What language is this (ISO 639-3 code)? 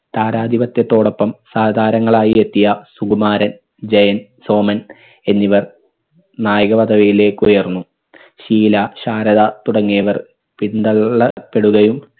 mal